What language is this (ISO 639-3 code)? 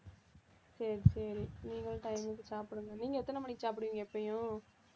tam